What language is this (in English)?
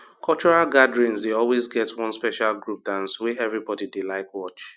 Nigerian Pidgin